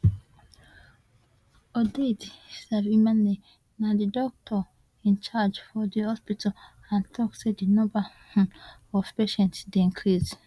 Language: Nigerian Pidgin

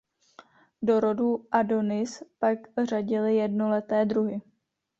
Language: Czech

